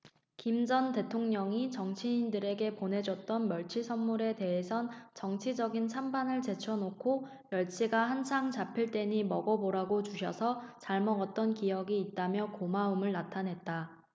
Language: Korean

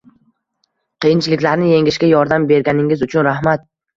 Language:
Uzbek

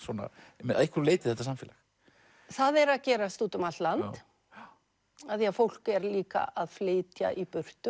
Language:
Icelandic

